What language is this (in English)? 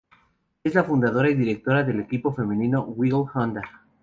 Spanish